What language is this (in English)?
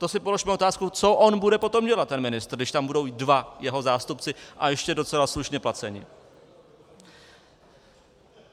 Czech